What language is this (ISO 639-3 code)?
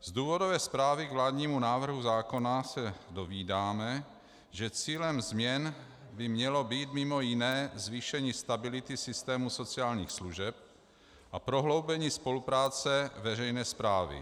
ces